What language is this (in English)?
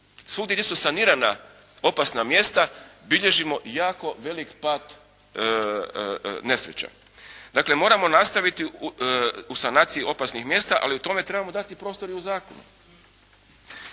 Croatian